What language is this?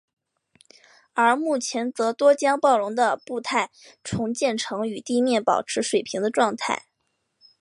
Chinese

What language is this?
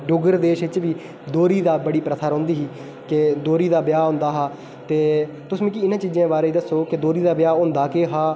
Dogri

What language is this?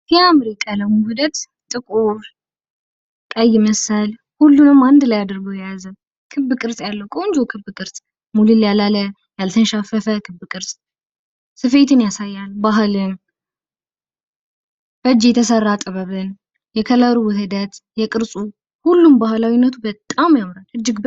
Amharic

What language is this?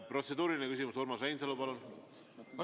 Estonian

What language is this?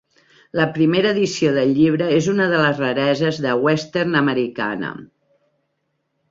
Catalan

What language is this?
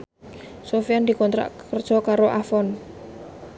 Javanese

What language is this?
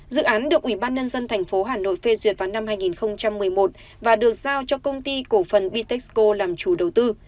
Vietnamese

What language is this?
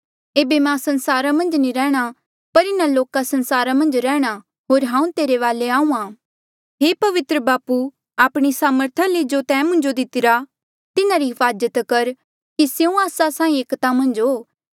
Mandeali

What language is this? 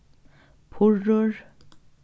Faroese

